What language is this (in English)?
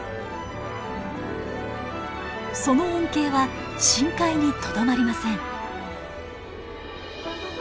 Japanese